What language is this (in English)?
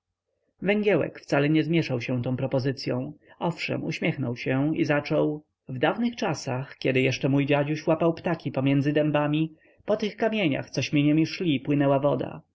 Polish